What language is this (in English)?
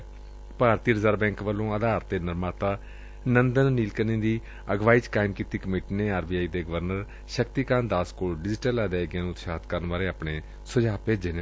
Punjabi